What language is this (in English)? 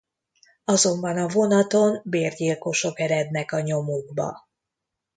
Hungarian